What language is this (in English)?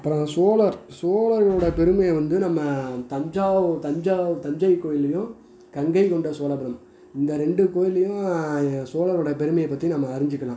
Tamil